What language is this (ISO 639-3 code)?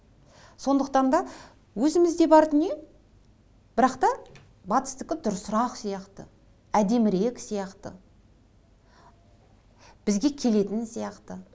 kaz